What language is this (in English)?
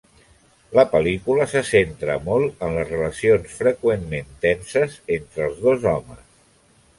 Catalan